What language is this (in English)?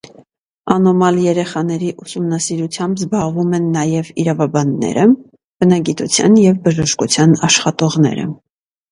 Armenian